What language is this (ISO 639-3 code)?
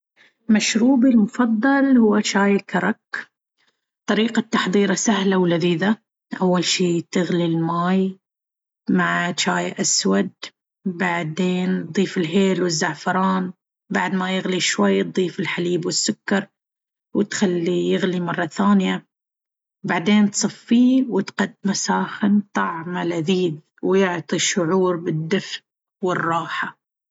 abv